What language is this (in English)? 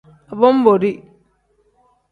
Tem